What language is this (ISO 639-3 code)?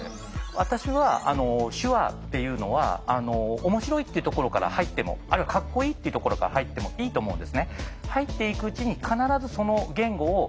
jpn